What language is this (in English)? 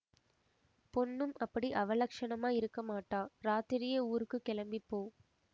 Tamil